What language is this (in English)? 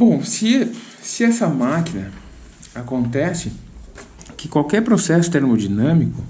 Portuguese